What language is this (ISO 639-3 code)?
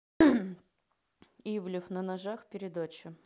rus